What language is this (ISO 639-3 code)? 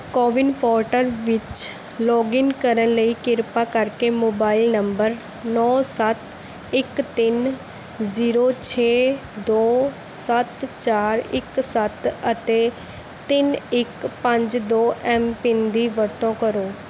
pan